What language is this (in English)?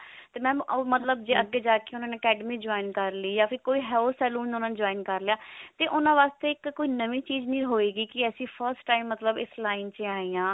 Punjabi